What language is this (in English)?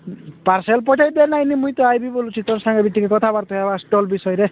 Odia